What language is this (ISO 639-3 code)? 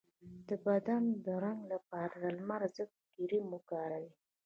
pus